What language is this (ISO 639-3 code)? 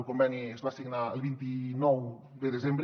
cat